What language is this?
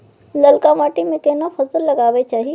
Maithili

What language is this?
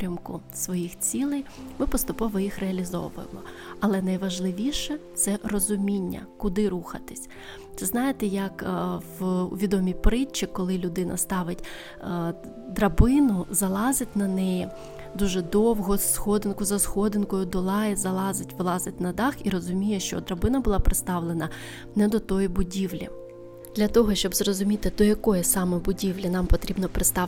Ukrainian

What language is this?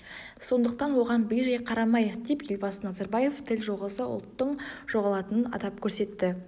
Kazakh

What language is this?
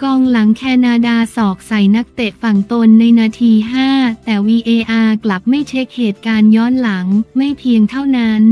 Thai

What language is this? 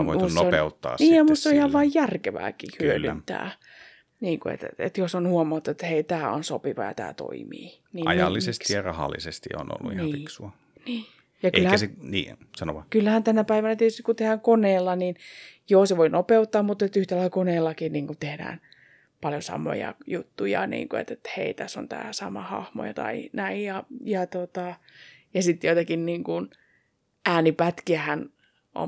Finnish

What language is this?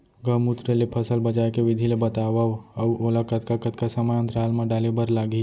Chhattisgarhi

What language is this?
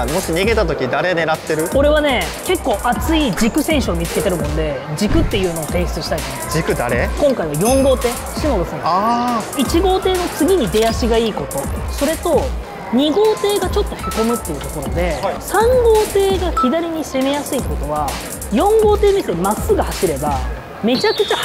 Japanese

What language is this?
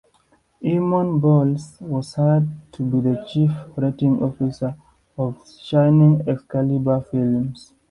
English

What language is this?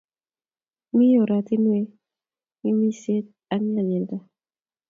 Kalenjin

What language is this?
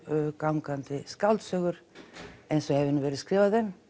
Icelandic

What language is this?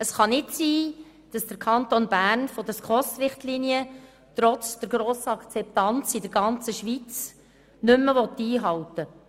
Swiss German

